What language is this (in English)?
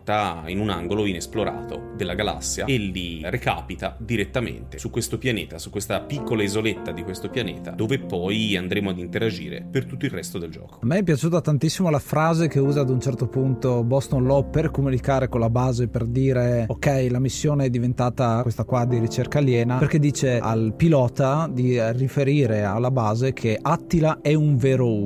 Italian